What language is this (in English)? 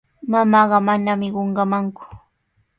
Sihuas Ancash Quechua